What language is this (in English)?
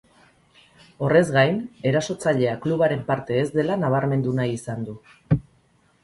Basque